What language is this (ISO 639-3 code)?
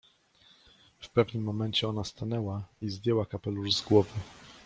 pol